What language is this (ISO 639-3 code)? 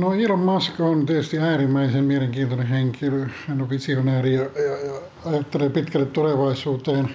fin